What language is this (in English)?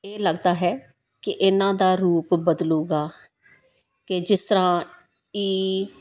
Punjabi